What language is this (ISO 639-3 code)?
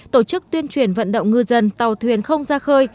vie